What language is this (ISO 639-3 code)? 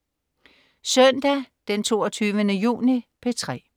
dan